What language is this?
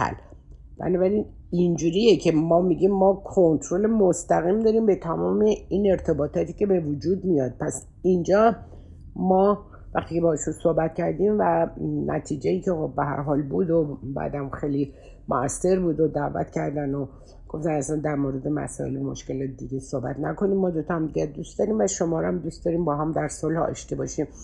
Persian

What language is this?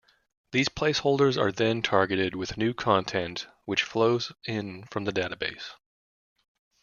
English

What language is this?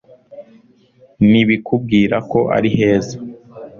Kinyarwanda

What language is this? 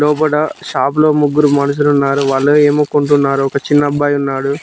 Telugu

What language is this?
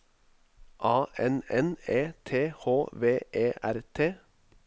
Norwegian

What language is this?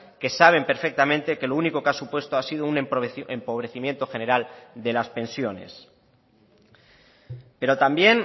Spanish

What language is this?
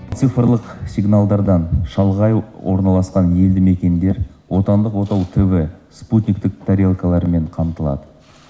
Kazakh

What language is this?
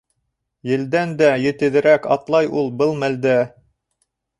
Bashkir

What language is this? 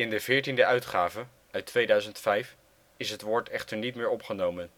Dutch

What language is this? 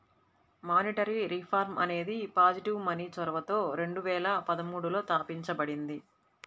Telugu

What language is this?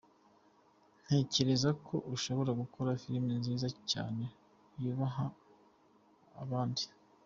Kinyarwanda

